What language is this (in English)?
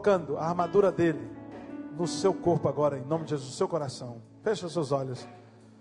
Portuguese